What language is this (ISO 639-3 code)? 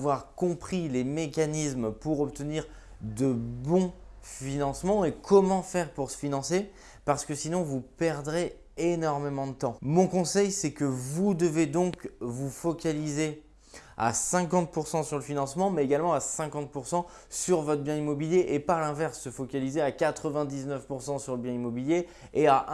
fra